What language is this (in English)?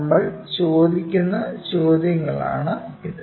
Malayalam